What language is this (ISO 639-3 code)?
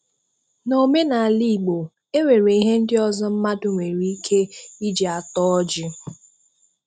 ibo